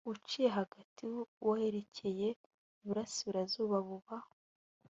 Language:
Kinyarwanda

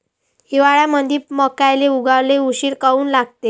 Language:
Marathi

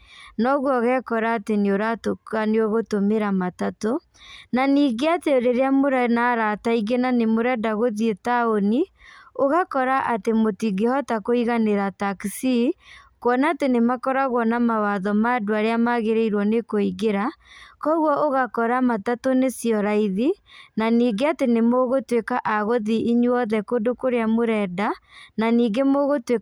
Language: Kikuyu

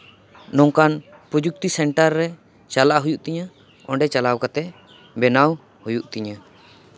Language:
Santali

